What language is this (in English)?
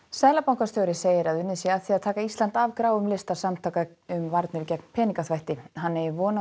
Icelandic